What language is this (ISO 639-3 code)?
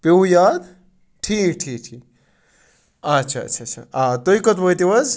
kas